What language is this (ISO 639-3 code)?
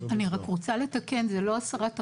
heb